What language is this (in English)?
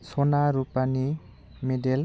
Bodo